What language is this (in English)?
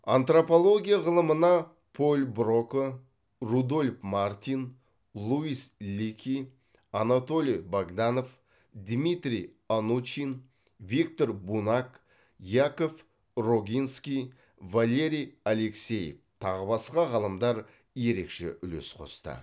Kazakh